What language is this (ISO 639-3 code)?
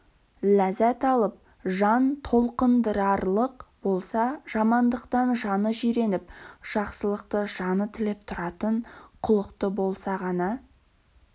kaz